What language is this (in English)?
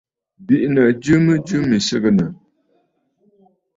Bafut